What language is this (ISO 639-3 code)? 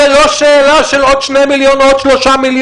heb